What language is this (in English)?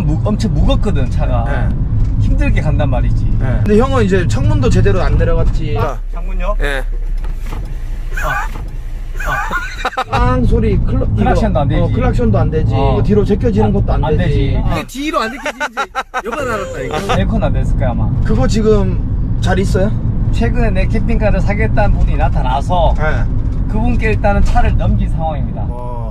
Korean